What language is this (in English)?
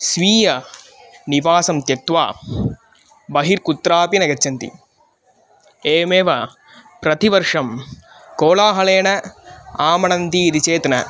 Sanskrit